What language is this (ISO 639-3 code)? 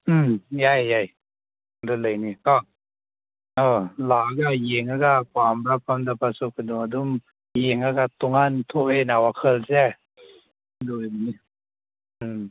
mni